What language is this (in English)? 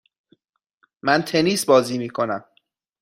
Persian